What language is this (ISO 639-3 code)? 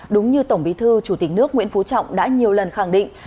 vie